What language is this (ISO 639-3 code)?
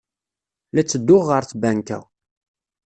kab